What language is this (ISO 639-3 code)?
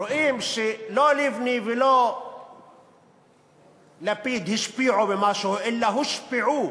heb